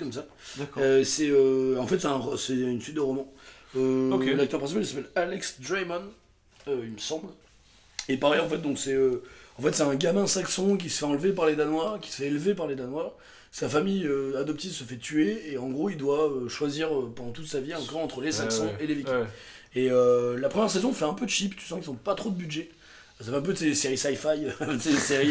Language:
French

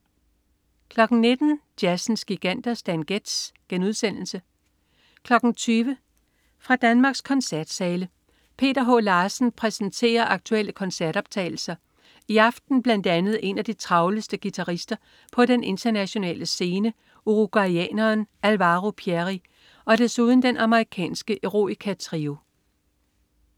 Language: Danish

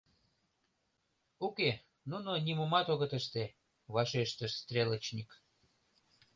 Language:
Mari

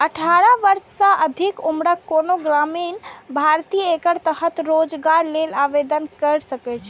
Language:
Maithili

